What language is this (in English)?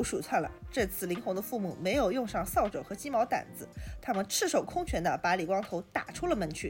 Chinese